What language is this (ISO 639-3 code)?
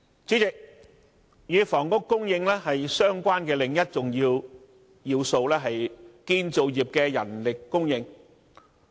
yue